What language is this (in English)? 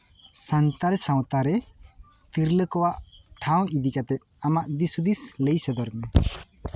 Santali